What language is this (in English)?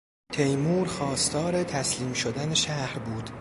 Persian